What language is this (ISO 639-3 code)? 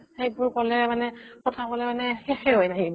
asm